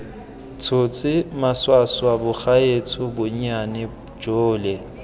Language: Tswana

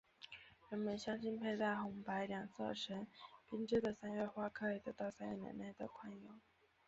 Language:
Chinese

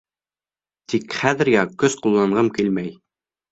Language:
Bashkir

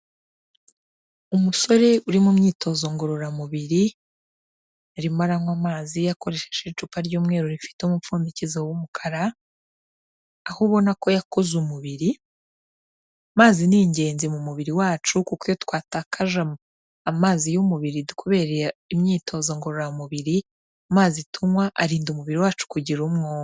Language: Kinyarwanda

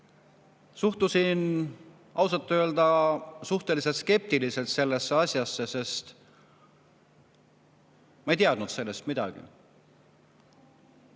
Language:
Estonian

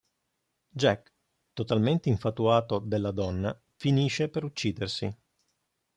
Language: Italian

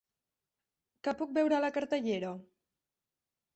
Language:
Catalan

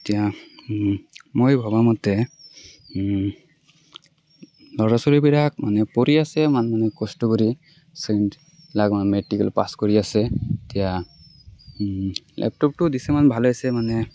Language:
Assamese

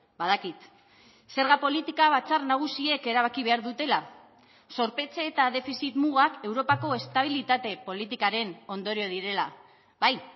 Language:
Basque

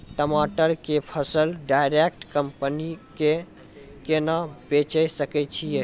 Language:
Maithili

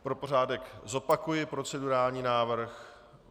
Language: Czech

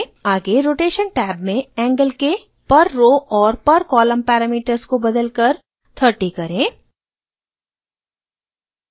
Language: Hindi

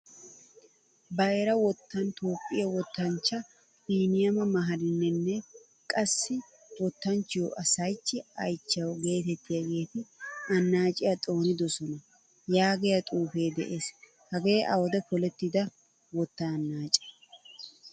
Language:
Wolaytta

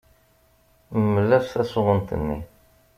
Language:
Kabyle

